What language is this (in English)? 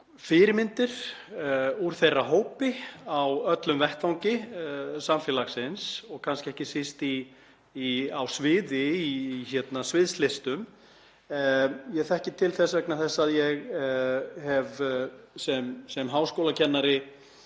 Icelandic